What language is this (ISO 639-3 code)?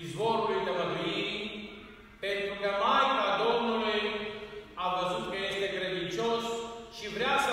ron